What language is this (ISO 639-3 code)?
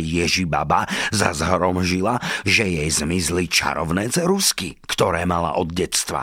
slk